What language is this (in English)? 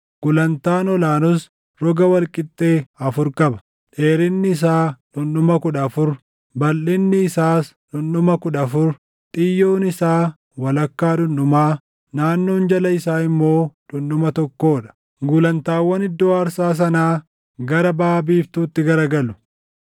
Oromo